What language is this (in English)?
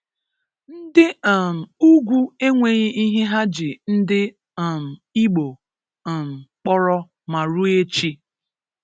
Igbo